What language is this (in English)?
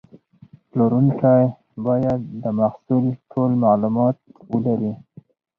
Pashto